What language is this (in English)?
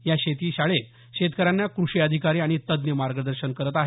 Marathi